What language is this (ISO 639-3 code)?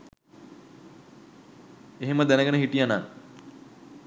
sin